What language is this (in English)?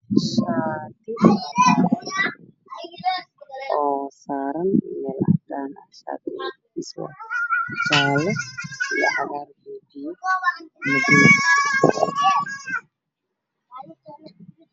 Somali